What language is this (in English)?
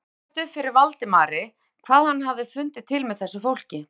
Icelandic